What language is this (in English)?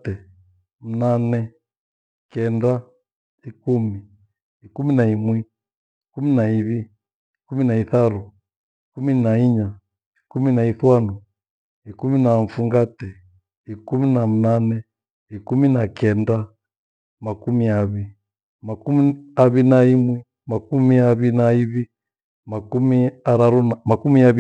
Gweno